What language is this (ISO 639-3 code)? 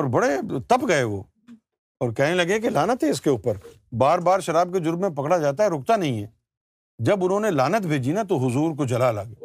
urd